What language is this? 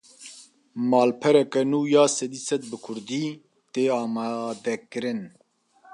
Kurdish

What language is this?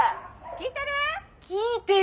Japanese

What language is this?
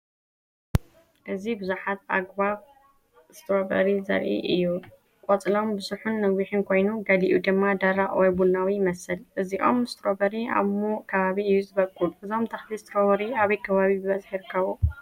Tigrinya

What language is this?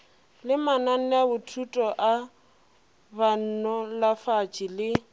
Northern Sotho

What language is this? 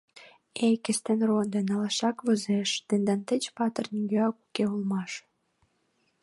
Mari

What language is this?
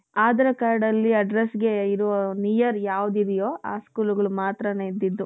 Kannada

